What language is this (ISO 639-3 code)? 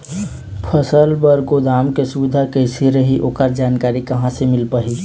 hne